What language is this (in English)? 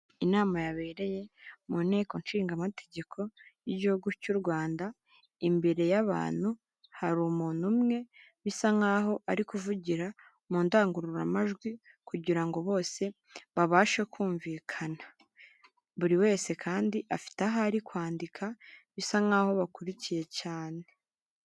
Kinyarwanda